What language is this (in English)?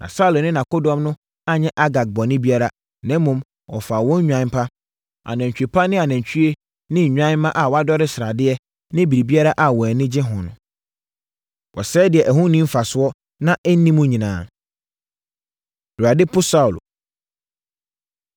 Akan